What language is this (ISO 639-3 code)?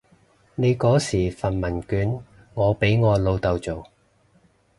yue